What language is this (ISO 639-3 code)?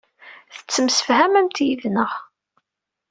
kab